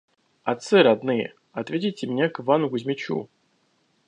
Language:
Russian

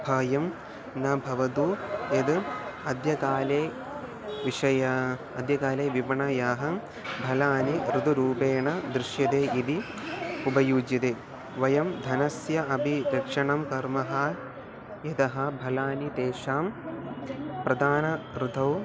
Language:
Sanskrit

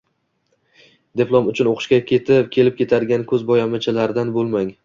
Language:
Uzbek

